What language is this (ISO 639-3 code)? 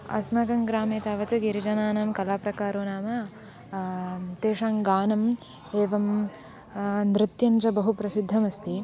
san